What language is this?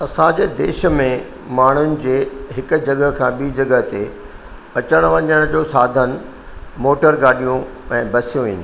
Sindhi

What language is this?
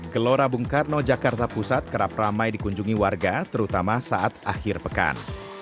Indonesian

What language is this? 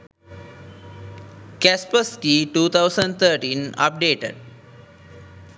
Sinhala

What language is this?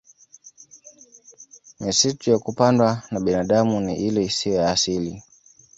Swahili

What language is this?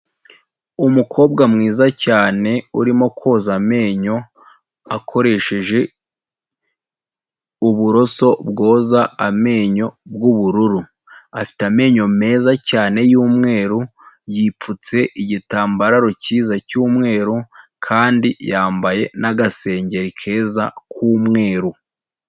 Kinyarwanda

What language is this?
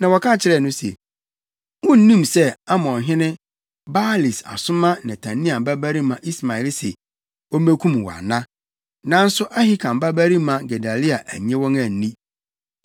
Akan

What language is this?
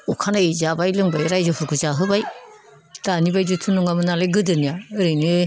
Bodo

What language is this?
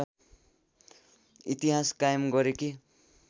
Nepali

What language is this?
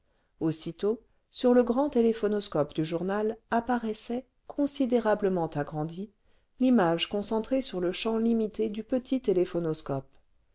French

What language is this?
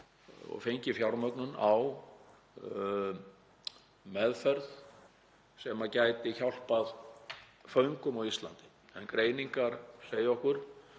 Icelandic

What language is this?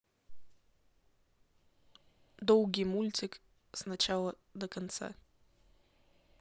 Russian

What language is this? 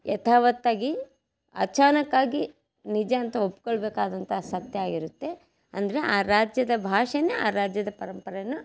Kannada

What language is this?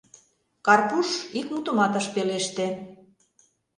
Mari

